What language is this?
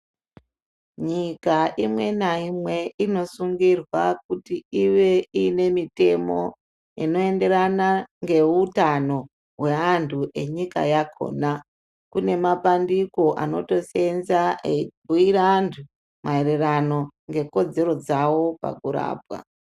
Ndau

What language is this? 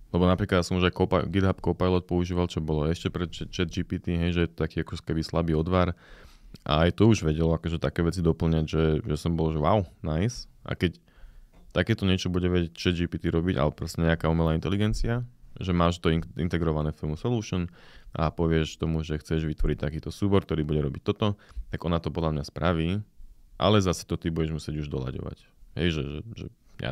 Slovak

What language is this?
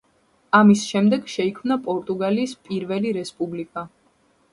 Georgian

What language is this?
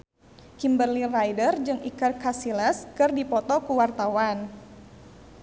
Sundanese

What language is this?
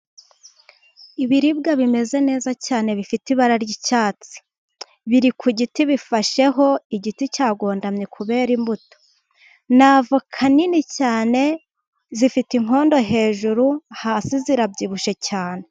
Kinyarwanda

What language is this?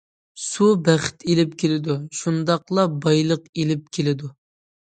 Uyghur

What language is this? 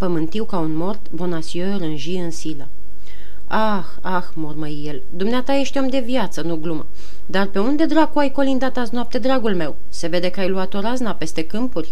Romanian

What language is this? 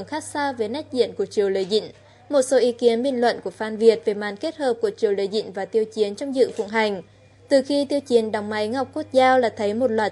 Vietnamese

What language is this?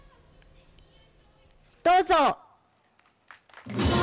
Japanese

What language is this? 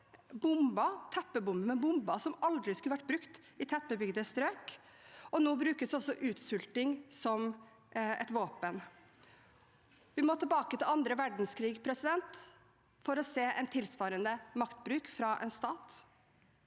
Norwegian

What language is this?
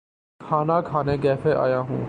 Urdu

